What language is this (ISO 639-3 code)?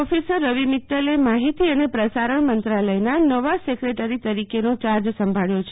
guj